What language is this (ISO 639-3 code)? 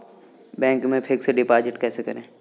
hin